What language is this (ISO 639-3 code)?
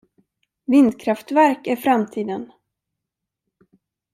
swe